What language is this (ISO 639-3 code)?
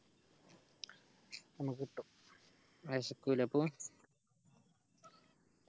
mal